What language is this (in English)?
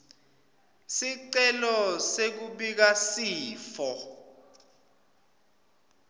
Swati